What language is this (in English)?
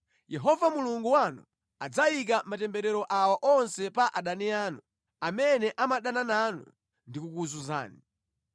Nyanja